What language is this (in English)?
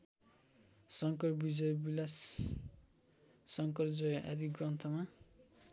Nepali